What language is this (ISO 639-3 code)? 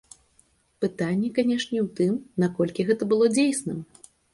bel